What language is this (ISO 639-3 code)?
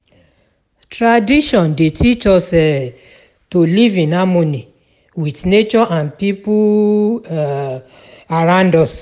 pcm